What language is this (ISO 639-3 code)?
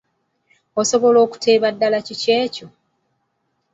lug